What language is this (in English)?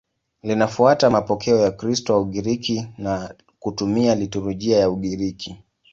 Swahili